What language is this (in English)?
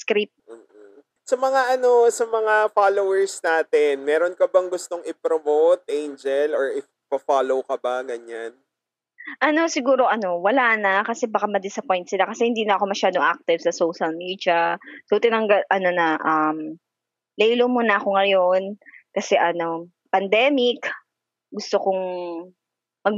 Filipino